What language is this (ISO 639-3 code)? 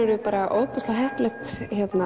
isl